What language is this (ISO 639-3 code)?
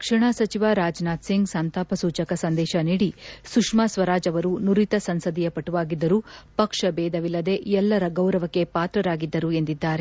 kan